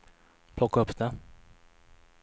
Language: Swedish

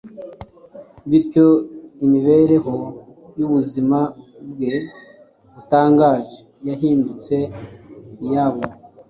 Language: Kinyarwanda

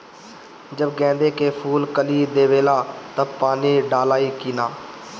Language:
Bhojpuri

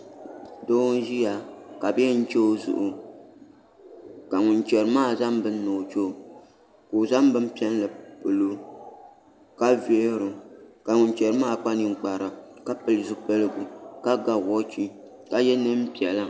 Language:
Dagbani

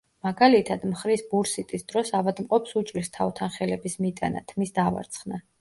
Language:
Georgian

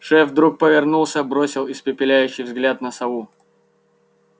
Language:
Russian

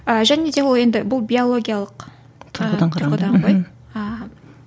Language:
Kazakh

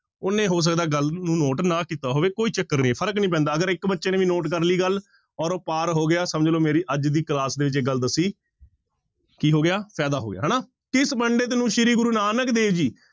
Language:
Punjabi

